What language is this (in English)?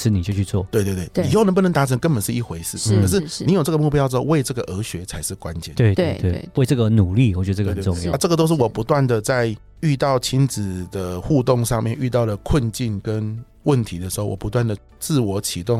Chinese